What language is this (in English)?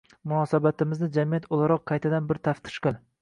Uzbek